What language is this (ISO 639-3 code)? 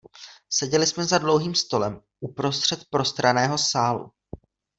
ces